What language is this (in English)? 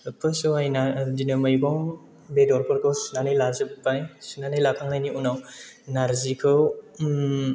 Bodo